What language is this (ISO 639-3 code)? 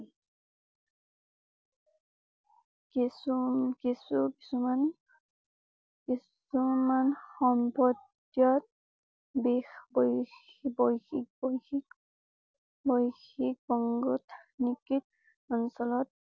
asm